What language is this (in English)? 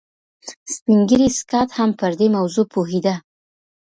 Pashto